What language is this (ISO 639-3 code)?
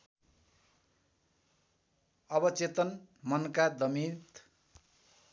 nep